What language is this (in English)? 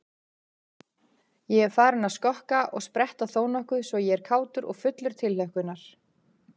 Icelandic